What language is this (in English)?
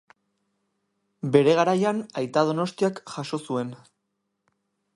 Basque